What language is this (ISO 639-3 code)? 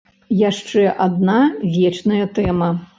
bel